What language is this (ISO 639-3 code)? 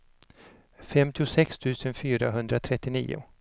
swe